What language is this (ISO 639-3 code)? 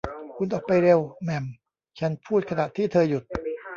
tha